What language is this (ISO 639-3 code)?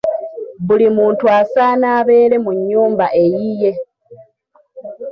lug